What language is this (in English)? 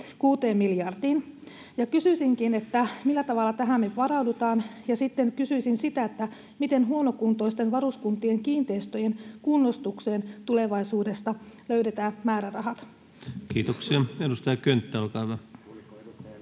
Finnish